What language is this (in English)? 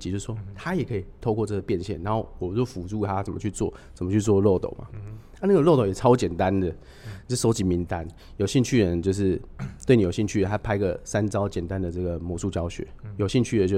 Chinese